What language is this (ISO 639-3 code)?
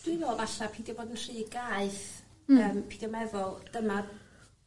cym